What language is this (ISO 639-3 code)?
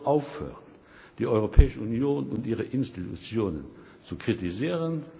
deu